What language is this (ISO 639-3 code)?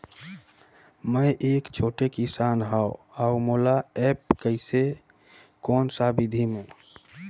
hne